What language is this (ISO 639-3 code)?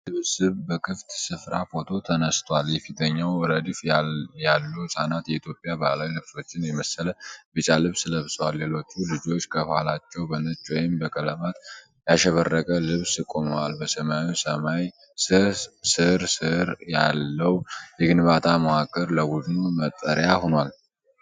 amh